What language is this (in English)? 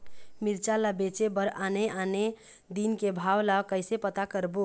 Chhattisgarhi